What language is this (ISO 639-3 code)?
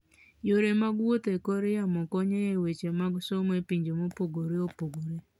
luo